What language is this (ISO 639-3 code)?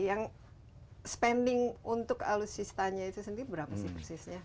ind